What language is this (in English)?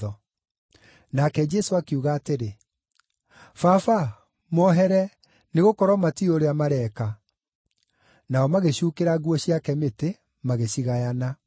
Kikuyu